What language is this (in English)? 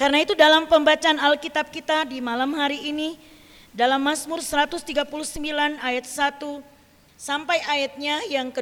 Indonesian